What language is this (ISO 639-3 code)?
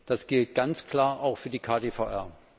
deu